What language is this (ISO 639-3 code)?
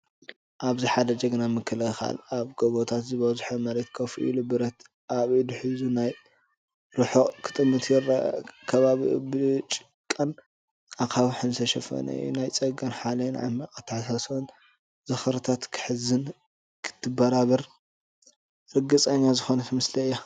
tir